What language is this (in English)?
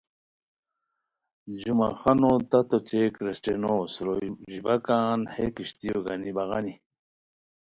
Khowar